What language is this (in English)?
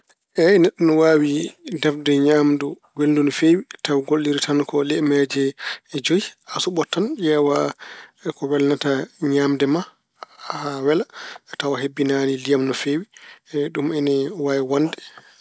Fula